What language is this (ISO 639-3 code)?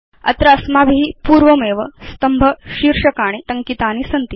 san